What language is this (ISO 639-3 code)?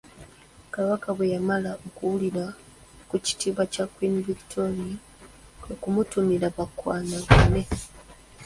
lug